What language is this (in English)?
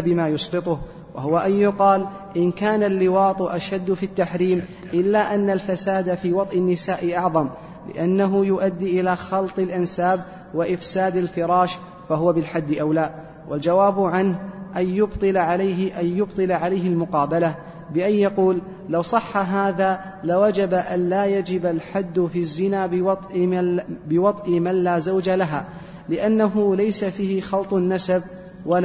Arabic